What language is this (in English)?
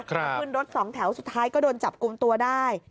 Thai